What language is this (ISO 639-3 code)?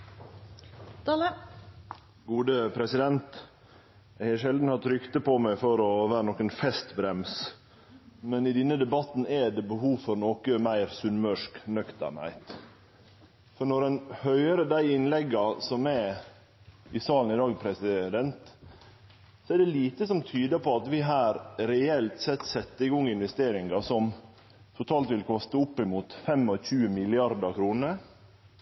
nor